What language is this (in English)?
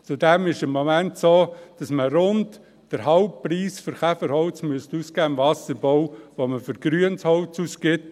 Swiss German